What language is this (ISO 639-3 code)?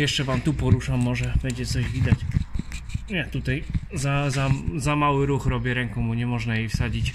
pol